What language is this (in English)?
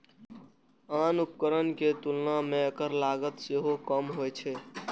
Maithili